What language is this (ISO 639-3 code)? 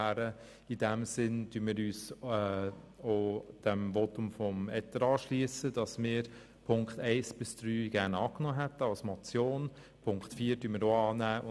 gsw